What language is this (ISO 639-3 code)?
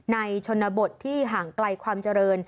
tha